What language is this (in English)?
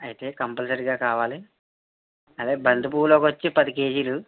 Telugu